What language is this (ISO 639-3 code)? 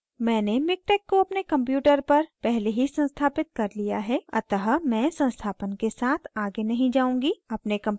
hin